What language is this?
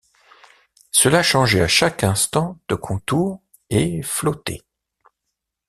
French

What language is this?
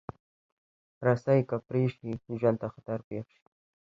Pashto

